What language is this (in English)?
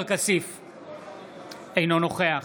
Hebrew